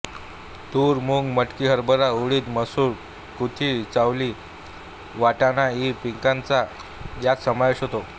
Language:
Marathi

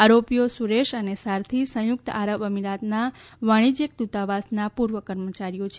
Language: Gujarati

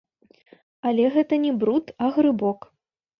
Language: Belarusian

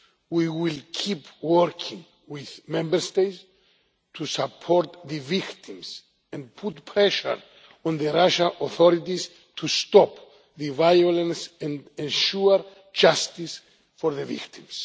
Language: English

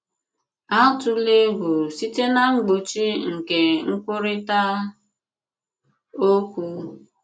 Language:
Igbo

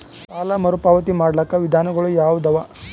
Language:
Kannada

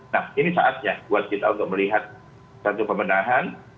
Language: Indonesian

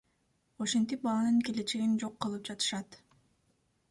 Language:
Kyrgyz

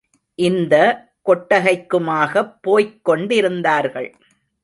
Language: Tamil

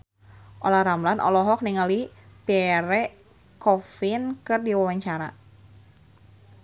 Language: Sundanese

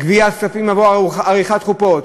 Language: Hebrew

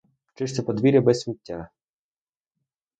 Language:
Ukrainian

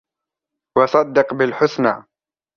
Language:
Arabic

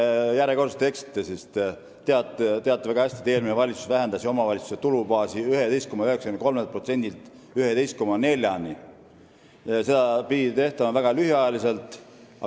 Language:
Estonian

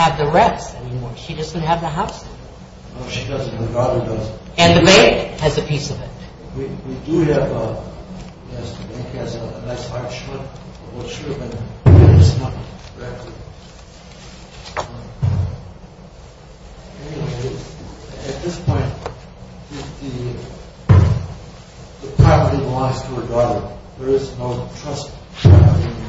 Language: English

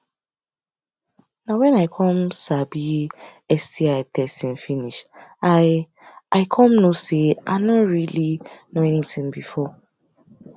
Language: Nigerian Pidgin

